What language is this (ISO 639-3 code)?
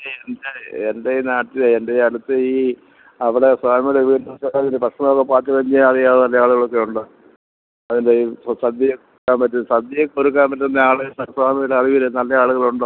mal